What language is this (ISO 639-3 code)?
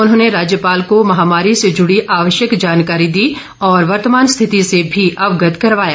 hin